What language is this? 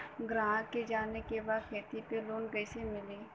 Bhojpuri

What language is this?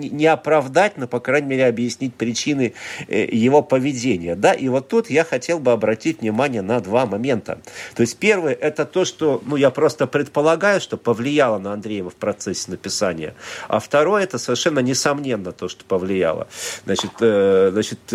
Russian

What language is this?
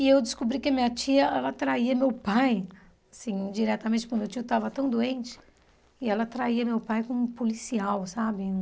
Portuguese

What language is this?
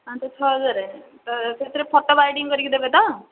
Odia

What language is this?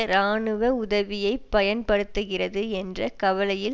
Tamil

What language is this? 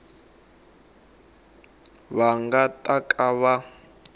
Tsonga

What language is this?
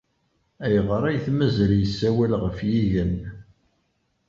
Kabyle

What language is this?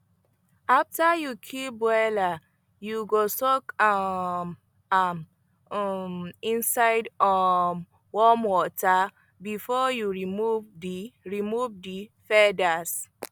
Nigerian Pidgin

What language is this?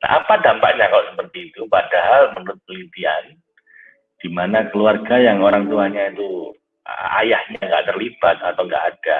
Indonesian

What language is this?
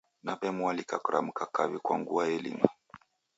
Taita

